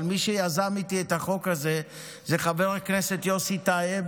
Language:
Hebrew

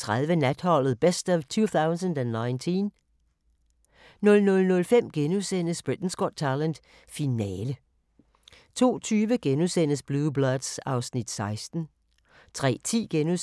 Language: Danish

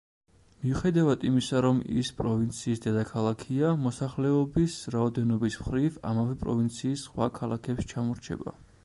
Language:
Georgian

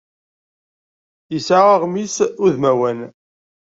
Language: Kabyle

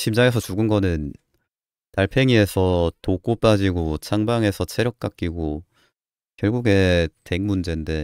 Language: Korean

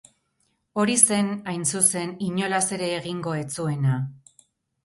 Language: Basque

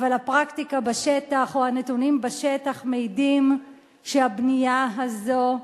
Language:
Hebrew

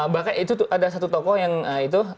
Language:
Indonesian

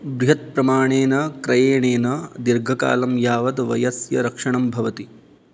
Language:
Sanskrit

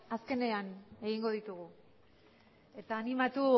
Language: Basque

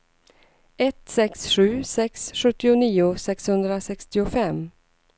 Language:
Swedish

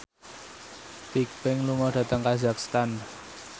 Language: Javanese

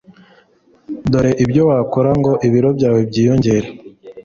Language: Kinyarwanda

